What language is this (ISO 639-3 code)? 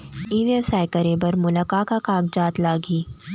hne